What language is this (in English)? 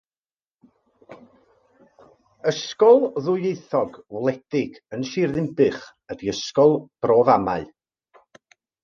Welsh